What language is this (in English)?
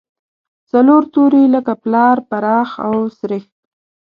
Pashto